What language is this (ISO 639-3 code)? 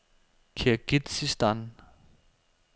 dan